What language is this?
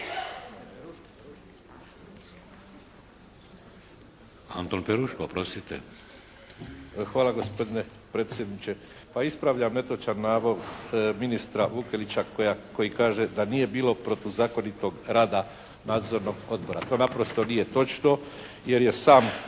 Croatian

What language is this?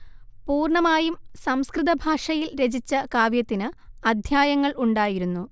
Malayalam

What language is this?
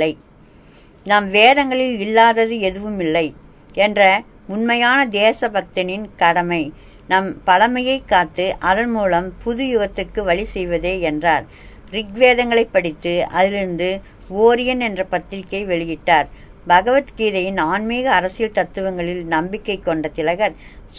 Tamil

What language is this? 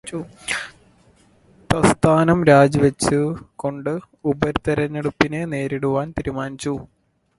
Malayalam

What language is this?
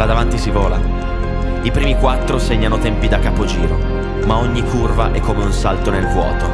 Italian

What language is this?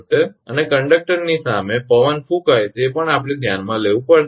Gujarati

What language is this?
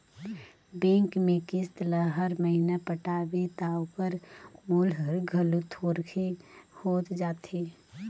Chhattisgarhi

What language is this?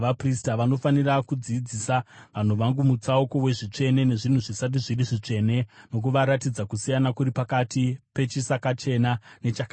Shona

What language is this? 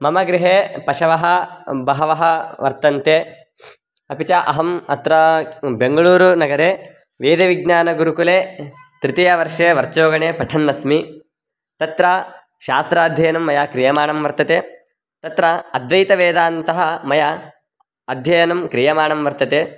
Sanskrit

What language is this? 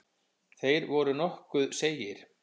Icelandic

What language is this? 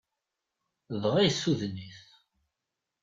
Kabyle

